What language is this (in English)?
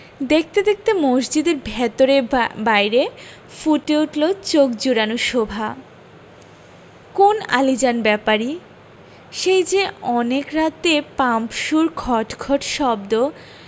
Bangla